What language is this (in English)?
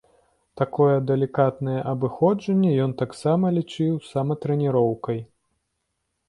Belarusian